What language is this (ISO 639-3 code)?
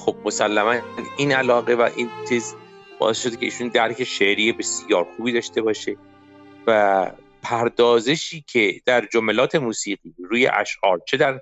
fas